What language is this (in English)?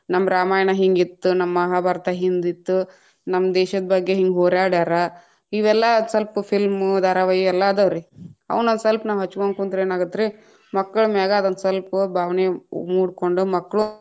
Kannada